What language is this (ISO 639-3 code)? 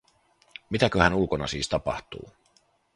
fin